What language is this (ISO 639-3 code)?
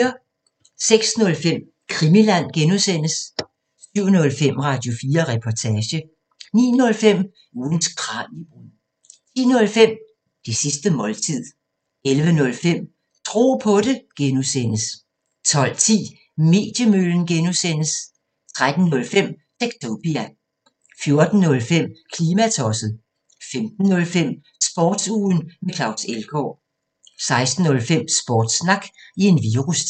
dan